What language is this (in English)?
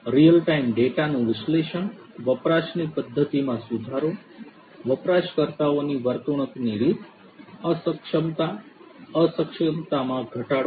Gujarati